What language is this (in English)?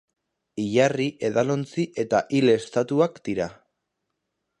Basque